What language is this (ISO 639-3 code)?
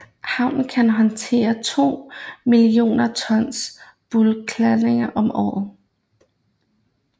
dan